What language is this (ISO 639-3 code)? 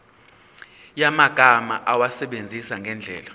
zul